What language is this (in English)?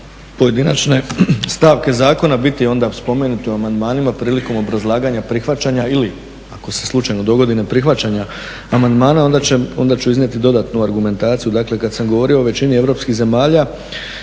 Croatian